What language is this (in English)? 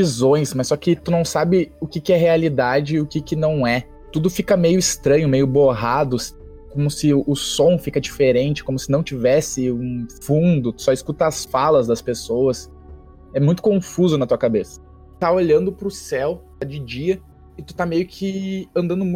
Portuguese